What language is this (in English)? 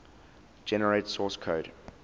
English